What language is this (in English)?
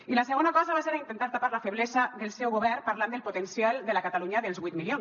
Catalan